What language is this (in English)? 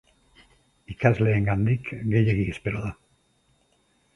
Basque